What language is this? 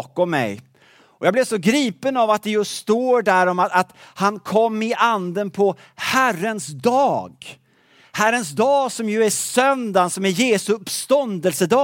Swedish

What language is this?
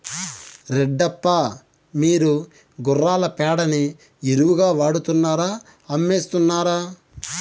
Telugu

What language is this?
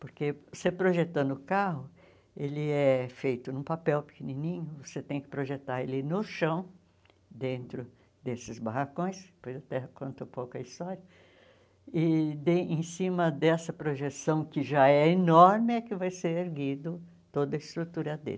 Portuguese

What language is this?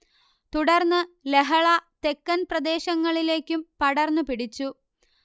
Malayalam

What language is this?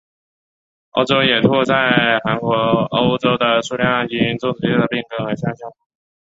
Chinese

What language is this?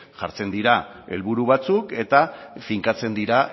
Basque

